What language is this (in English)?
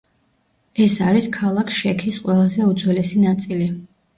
Georgian